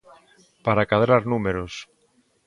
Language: Galician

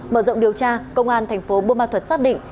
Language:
Vietnamese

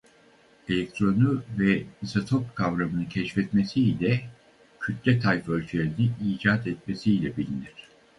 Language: Turkish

